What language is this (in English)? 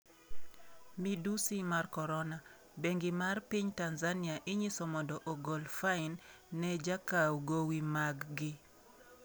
Luo (Kenya and Tanzania)